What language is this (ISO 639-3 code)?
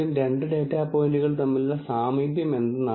mal